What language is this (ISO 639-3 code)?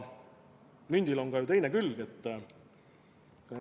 est